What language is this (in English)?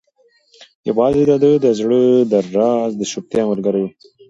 Pashto